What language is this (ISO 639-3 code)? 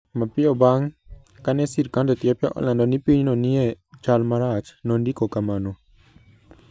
luo